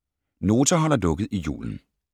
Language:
Danish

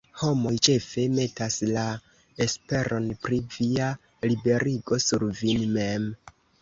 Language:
Esperanto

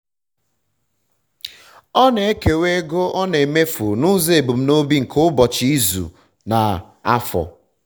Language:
Igbo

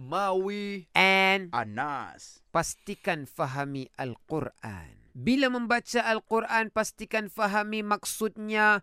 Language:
Malay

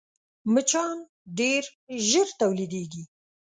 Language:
Pashto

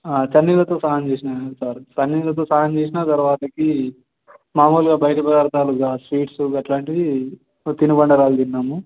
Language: Telugu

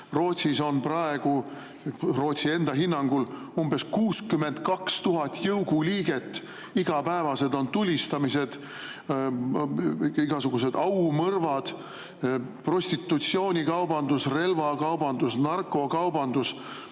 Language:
Estonian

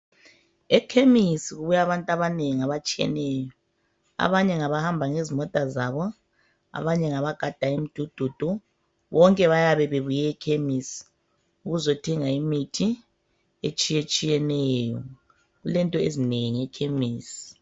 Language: North Ndebele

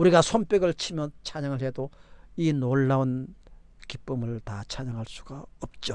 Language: Korean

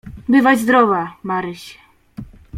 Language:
Polish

